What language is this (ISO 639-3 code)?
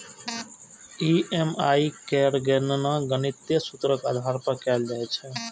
mai